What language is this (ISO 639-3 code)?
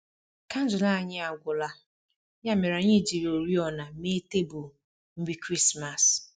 ibo